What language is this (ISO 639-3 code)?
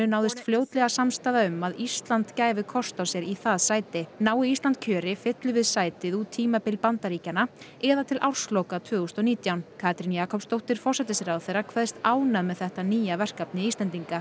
isl